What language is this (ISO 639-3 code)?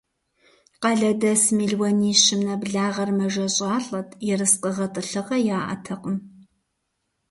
kbd